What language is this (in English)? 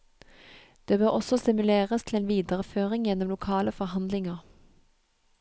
Norwegian